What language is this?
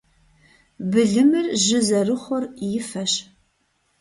Kabardian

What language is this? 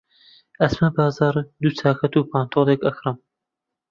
Central Kurdish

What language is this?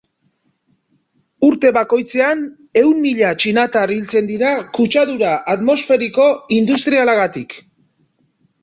Basque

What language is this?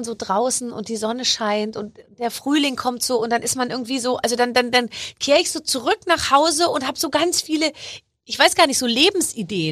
German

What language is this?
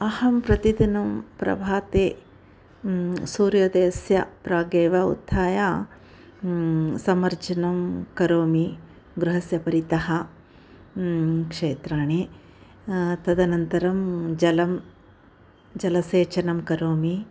Sanskrit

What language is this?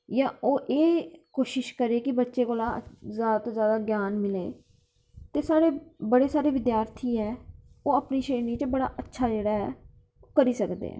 Dogri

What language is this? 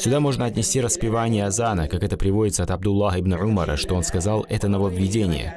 Russian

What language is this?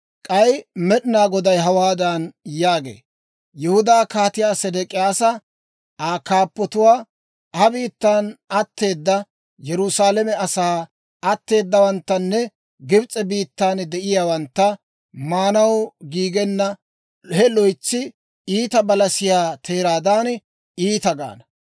Dawro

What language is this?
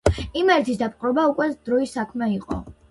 Georgian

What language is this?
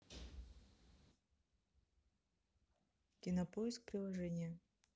Russian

